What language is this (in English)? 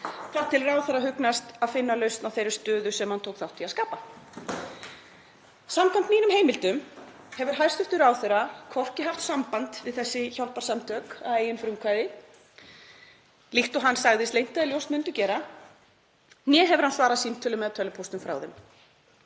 Icelandic